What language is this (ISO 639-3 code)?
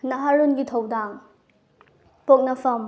mni